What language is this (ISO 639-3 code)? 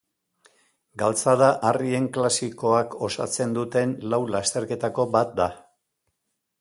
eus